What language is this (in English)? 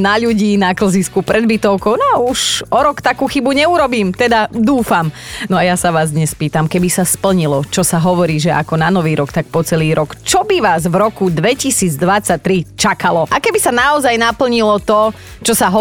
Slovak